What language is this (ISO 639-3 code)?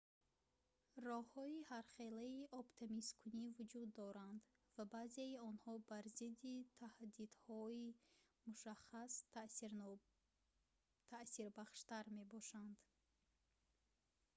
tgk